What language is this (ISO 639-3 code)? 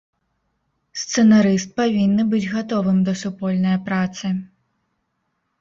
bel